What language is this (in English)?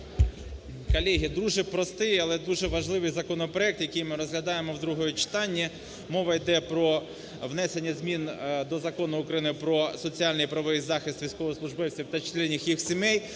Ukrainian